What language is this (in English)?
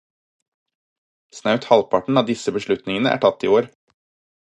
Norwegian Bokmål